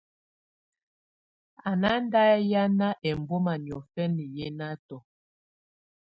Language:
Tunen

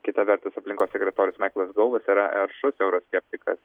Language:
Lithuanian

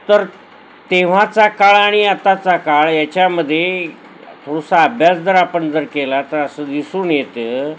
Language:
Marathi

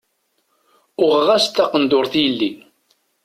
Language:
Kabyle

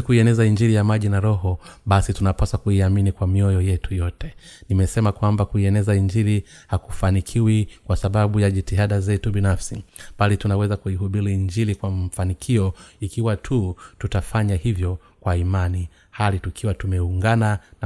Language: Swahili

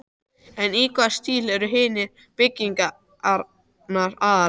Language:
Icelandic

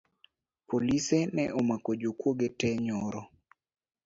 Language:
Luo (Kenya and Tanzania)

